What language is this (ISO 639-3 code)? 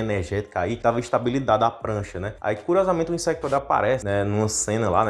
por